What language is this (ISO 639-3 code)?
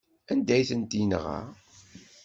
kab